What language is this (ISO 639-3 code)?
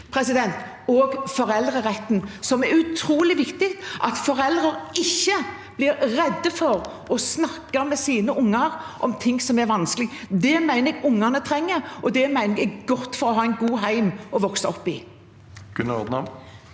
nor